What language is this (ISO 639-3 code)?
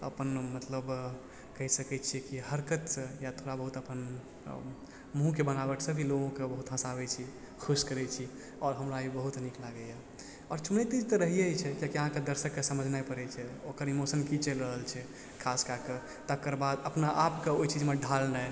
mai